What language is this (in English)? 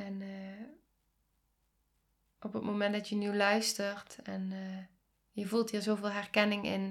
Dutch